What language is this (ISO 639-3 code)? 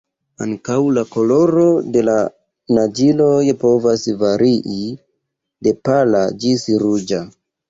epo